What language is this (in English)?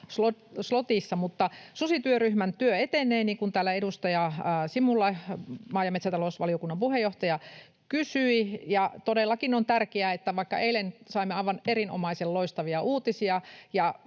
Finnish